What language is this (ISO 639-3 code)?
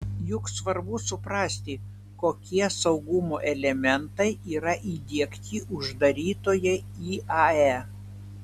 lit